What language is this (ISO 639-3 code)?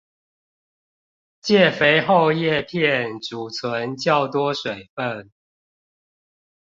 zho